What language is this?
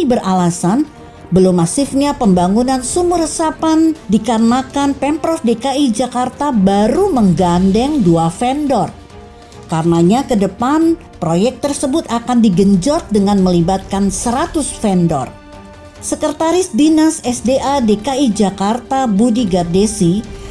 Indonesian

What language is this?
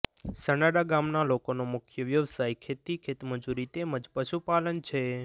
Gujarati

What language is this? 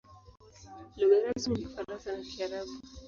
Swahili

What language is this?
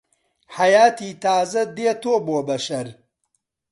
Central Kurdish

